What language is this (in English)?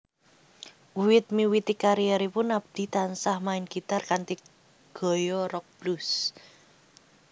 Javanese